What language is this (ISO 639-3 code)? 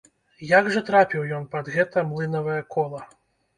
bel